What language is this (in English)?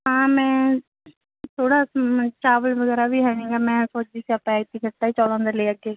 Punjabi